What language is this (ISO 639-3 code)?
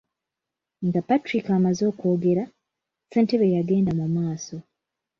lug